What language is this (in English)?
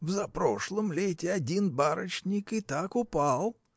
Russian